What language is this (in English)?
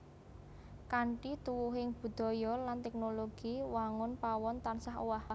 Javanese